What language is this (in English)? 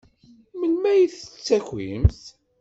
Kabyle